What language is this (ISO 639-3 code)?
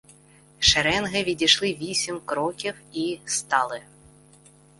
ukr